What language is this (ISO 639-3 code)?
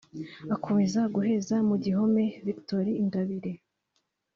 kin